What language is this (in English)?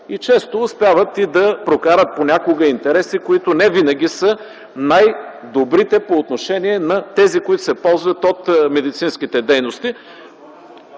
Bulgarian